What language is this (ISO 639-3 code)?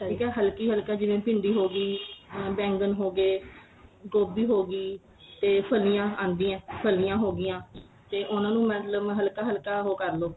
pan